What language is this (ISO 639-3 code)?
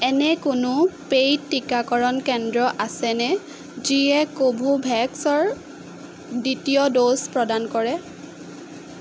asm